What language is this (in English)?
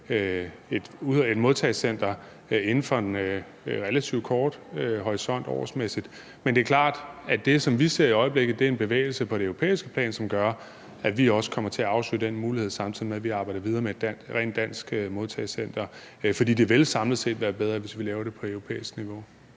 Danish